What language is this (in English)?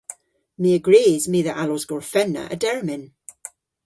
Cornish